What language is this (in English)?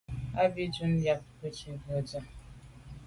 Medumba